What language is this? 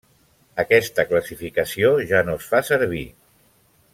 Catalan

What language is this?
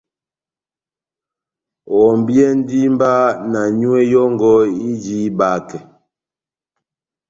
Batanga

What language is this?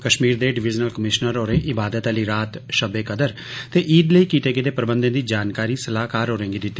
Dogri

